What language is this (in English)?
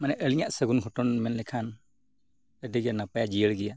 Santali